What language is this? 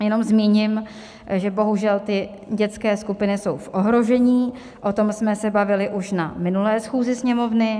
Czech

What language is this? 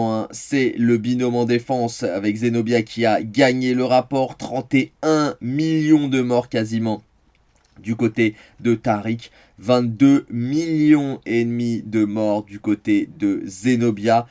French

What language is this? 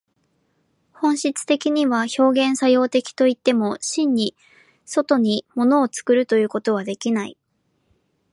Japanese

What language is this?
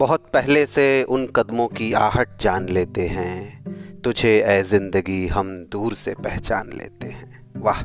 Hindi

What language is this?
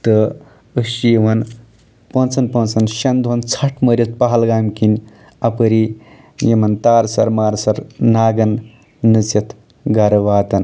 Kashmiri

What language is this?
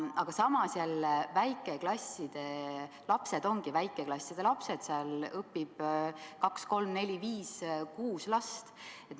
Estonian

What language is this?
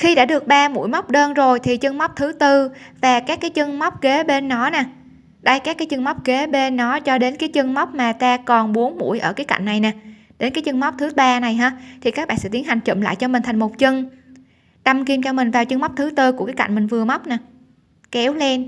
Vietnamese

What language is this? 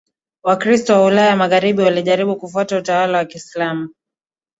Swahili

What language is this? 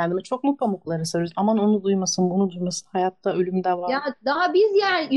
Turkish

